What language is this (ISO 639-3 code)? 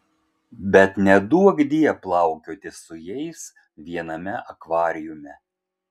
lit